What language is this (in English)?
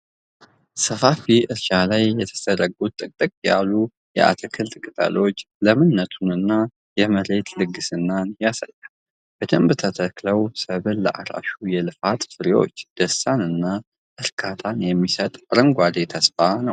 Amharic